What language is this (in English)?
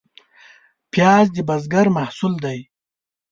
Pashto